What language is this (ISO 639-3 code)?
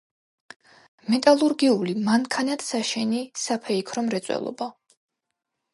kat